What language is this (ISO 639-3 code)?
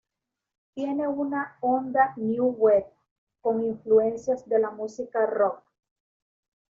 spa